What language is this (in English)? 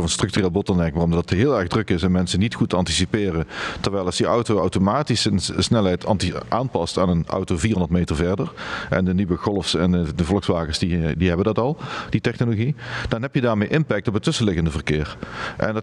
Dutch